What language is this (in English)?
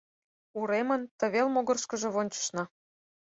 Mari